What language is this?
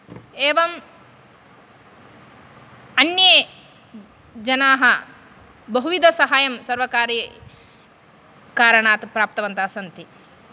Sanskrit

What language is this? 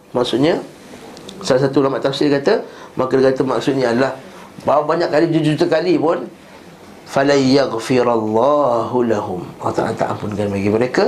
Malay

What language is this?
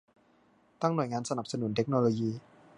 Thai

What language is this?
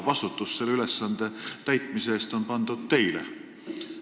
Estonian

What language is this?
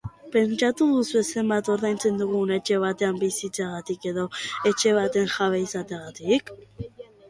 Basque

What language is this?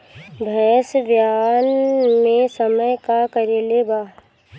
Bhojpuri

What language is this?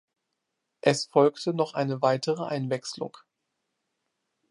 German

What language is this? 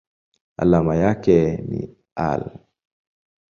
Swahili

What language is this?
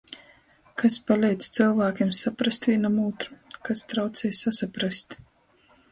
Latgalian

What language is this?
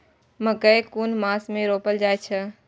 Maithili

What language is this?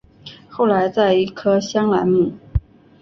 Chinese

